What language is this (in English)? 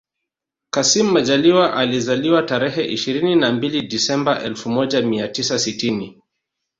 Swahili